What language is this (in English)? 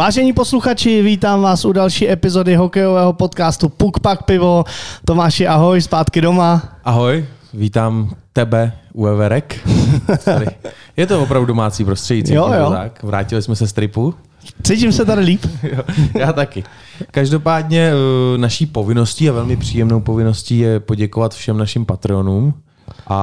Czech